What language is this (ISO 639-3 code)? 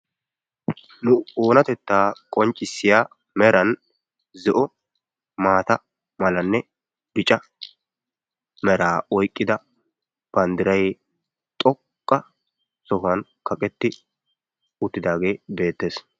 wal